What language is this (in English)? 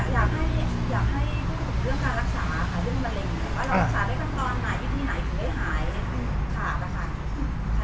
Thai